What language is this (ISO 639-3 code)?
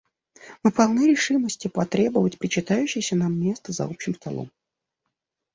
rus